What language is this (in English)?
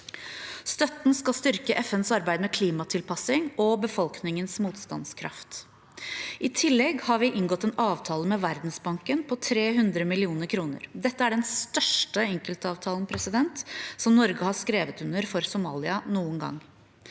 Norwegian